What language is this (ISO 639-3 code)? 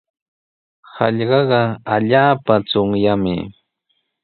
qws